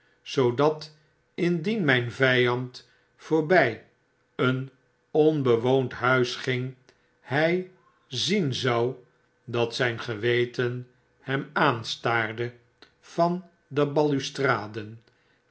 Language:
Dutch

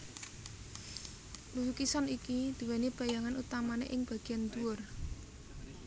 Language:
Javanese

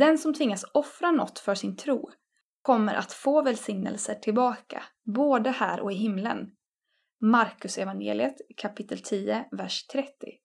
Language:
Swedish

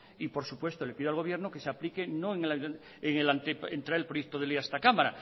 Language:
Spanish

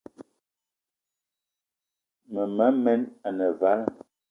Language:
Eton (Cameroon)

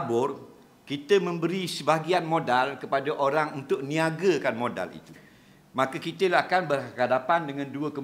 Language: Malay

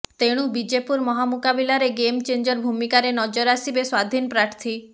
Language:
Odia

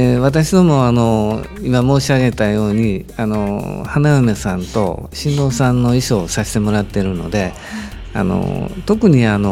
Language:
Japanese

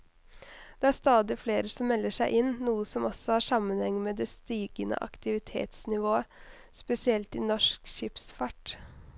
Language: Norwegian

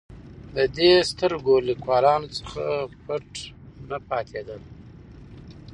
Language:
Pashto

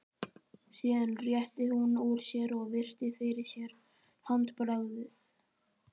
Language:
Icelandic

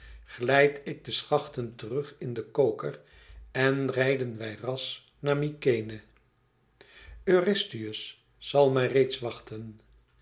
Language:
Dutch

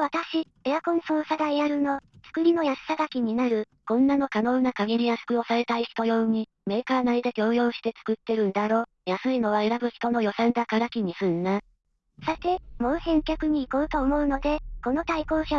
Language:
Japanese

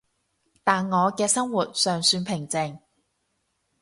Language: Cantonese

